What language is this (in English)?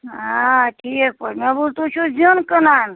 Kashmiri